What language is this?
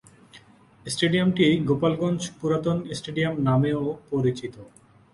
Bangla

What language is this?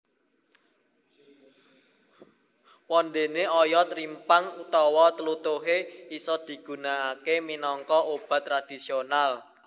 Javanese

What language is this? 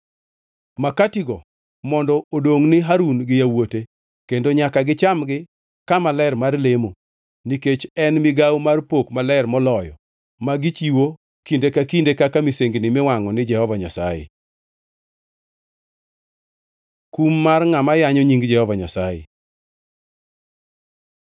Luo (Kenya and Tanzania)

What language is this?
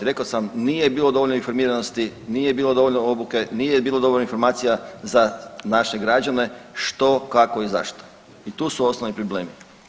Croatian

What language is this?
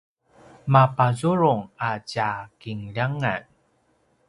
Paiwan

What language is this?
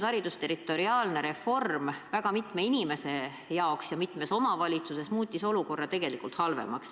Estonian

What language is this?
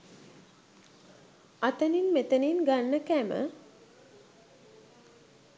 Sinhala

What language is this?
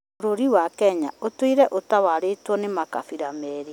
Kikuyu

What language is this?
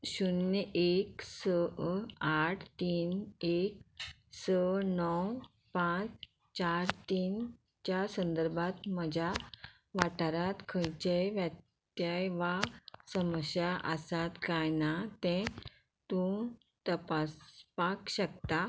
Konkani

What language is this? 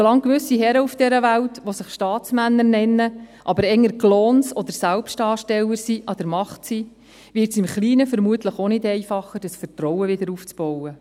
Swiss German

